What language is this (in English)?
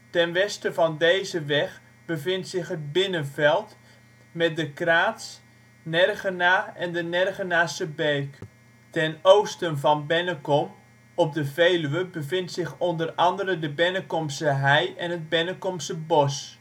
Dutch